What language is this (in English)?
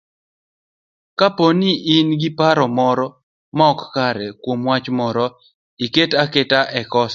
Luo (Kenya and Tanzania)